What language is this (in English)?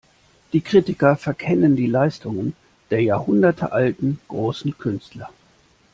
German